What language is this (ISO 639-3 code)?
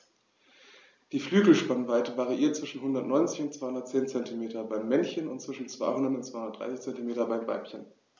deu